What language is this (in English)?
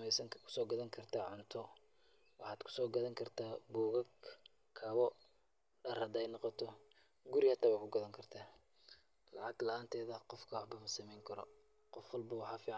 Somali